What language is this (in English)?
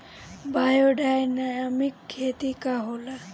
Bhojpuri